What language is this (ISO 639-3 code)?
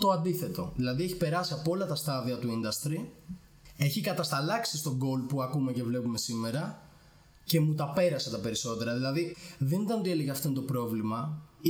ell